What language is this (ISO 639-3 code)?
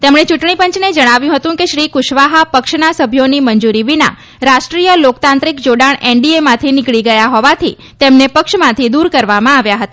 guj